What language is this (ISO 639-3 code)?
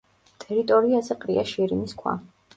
kat